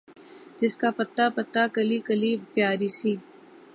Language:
Urdu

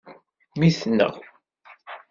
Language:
Kabyle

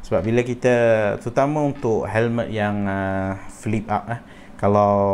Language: Malay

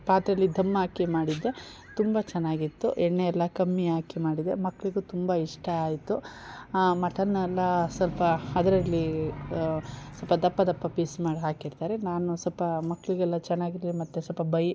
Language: Kannada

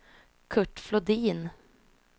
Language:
Swedish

